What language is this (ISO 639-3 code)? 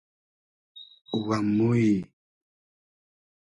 haz